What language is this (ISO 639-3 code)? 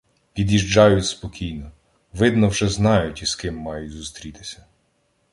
ukr